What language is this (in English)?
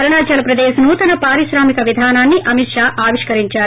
Telugu